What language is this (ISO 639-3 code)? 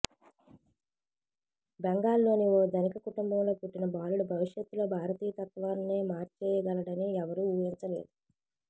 tel